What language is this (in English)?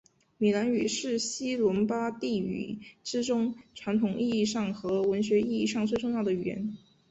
Chinese